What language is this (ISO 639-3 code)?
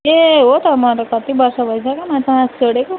nep